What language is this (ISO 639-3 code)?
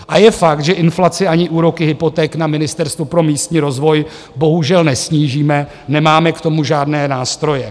ces